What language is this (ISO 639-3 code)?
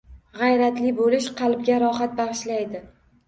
uzb